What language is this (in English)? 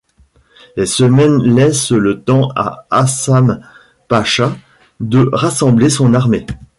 French